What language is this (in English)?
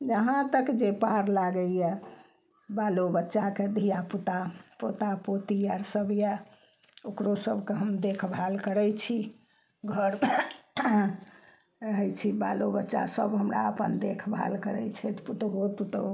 Maithili